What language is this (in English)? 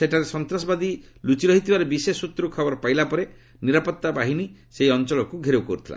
Odia